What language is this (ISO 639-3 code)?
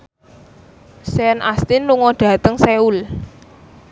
jav